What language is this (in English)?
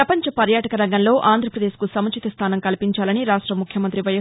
Telugu